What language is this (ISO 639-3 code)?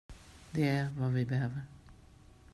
swe